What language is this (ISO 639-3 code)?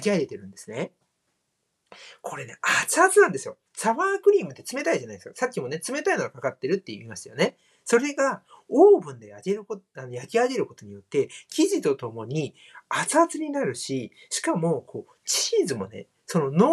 jpn